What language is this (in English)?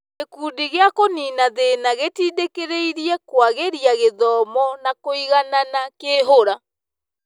Kikuyu